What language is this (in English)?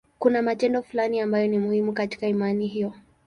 Swahili